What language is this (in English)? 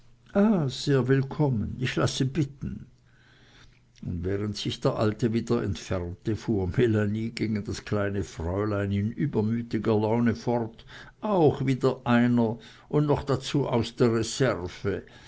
German